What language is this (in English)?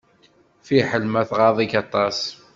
Kabyle